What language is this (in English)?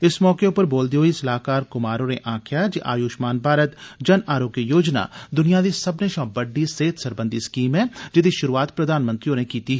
Dogri